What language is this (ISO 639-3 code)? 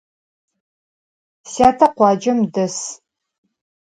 ady